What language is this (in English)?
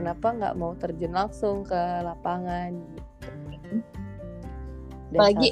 Indonesian